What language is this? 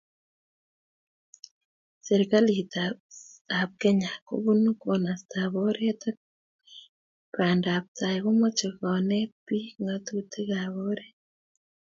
Kalenjin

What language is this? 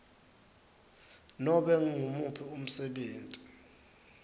Swati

